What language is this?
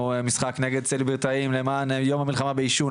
Hebrew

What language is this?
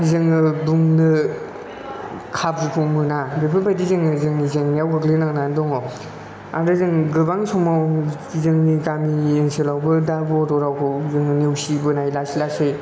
Bodo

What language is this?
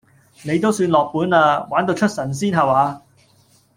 Cantonese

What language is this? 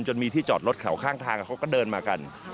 Thai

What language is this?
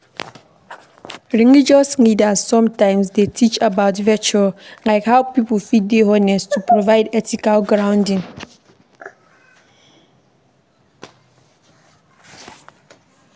Nigerian Pidgin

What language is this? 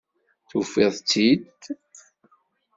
Kabyle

